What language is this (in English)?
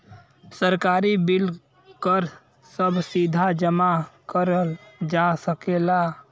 Bhojpuri